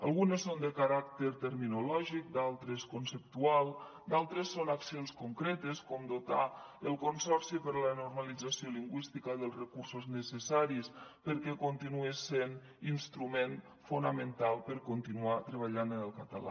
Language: Catalan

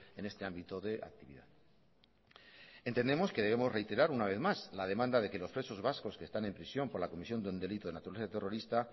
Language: Spanish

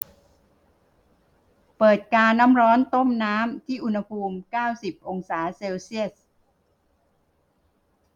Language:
Thai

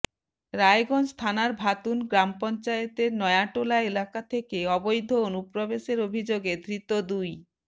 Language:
Bangla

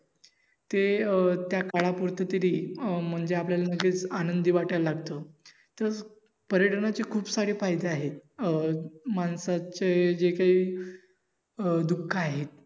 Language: Marathi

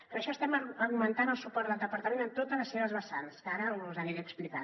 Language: Catalan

